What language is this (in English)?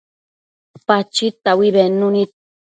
Matsés